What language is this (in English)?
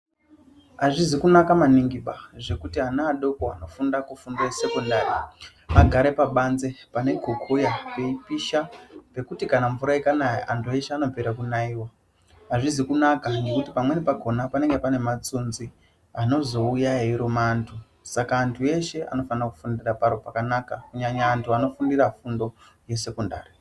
Ndau